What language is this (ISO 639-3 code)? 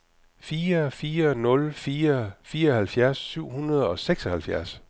dan